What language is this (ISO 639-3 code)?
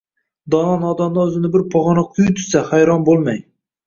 uzb